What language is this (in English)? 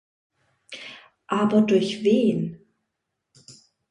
German